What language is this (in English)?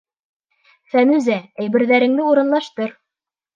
Bashkir